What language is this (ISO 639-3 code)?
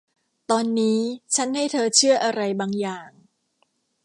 tha